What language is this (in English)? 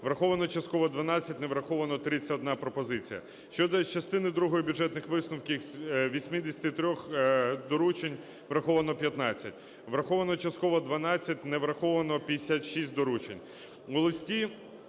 Ukrainian